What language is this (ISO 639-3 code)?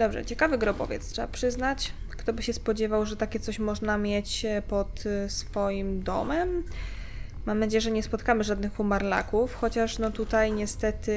pol